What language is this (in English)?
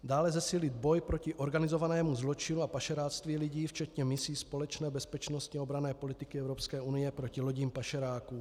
Czech